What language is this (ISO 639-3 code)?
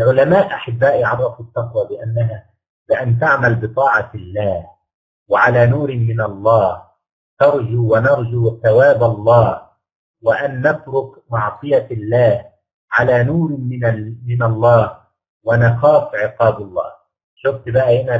ara